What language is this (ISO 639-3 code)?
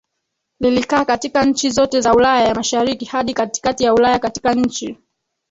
swa